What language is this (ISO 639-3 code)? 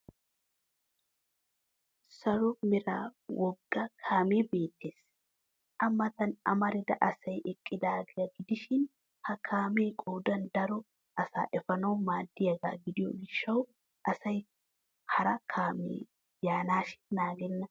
wal